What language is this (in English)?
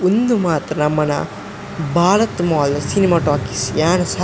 Tulu